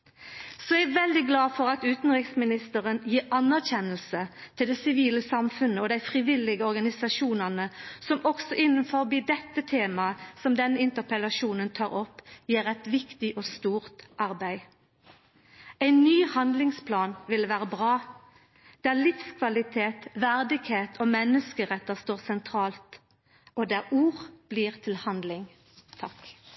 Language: Norwegian Nynorsk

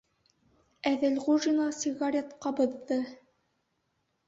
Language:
Bashkir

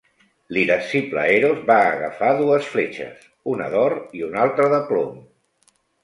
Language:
Catalan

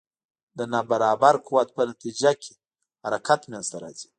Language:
Pashto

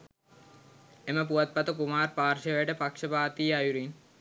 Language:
Sinhala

